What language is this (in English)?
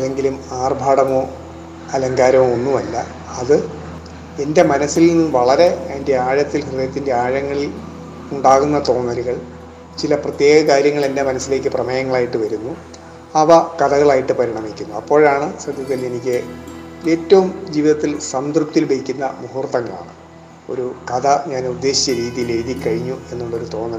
Malayalam